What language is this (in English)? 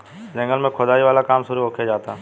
Bhojpuri